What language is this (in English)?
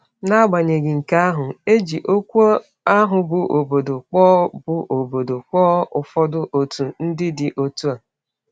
Igbo